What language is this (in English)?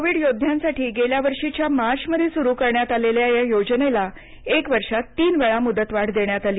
Marathi